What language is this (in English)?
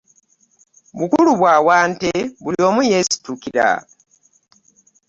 Ganda